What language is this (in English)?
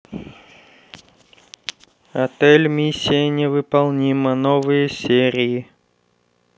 Russian